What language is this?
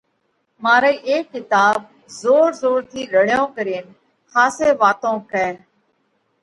Parkari Koli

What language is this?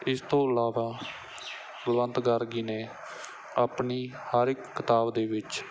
Punjabi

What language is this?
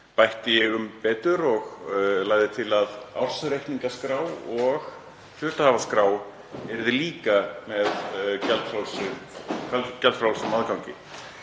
Icelandic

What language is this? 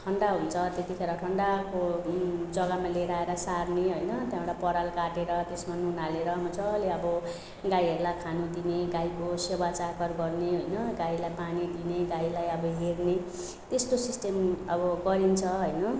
Nepali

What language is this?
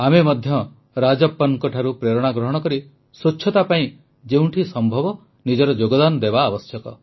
Odia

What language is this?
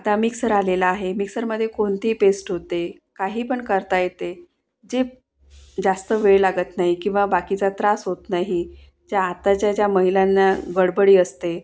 Marathi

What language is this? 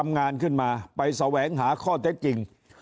Thai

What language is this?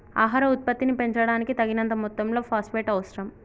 Telugu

